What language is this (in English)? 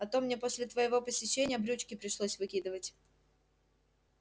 Russian